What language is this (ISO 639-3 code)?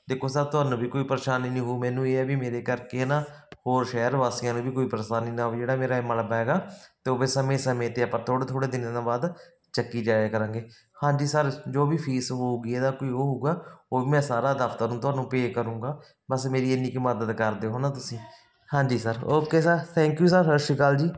pan